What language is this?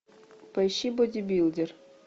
Russian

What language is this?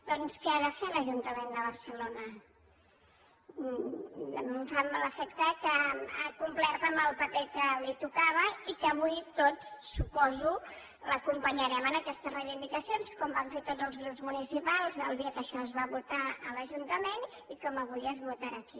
Catalan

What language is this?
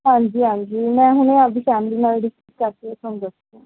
Punjabi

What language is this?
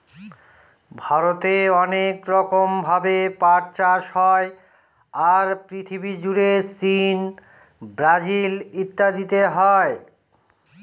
Bangla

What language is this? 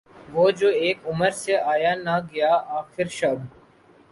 Urdu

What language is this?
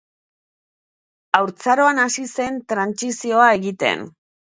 Basque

